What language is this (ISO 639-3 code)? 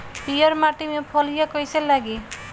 bho